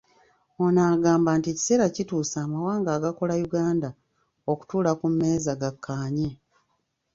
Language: Ganda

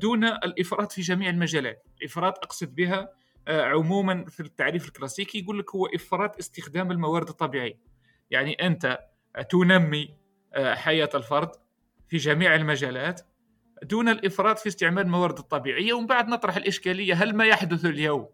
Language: Arabic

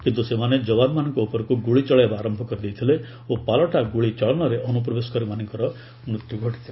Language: Odia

